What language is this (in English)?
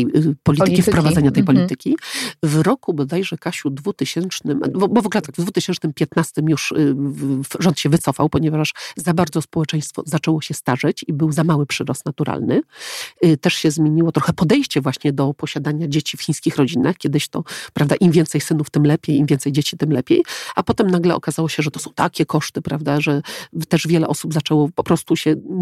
Polish